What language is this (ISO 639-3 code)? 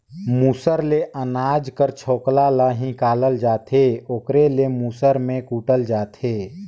hne